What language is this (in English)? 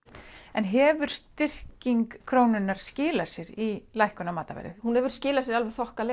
Icelandic